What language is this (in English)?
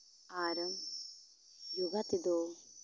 Santali